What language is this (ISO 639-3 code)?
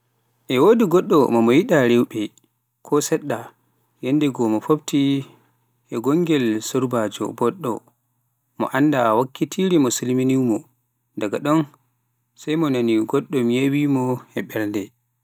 fuf